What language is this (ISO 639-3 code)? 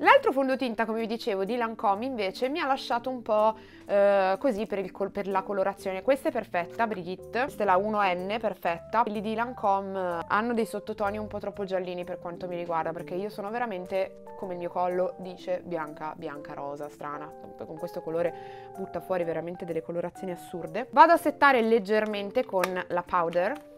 ita